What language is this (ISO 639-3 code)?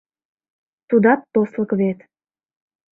chm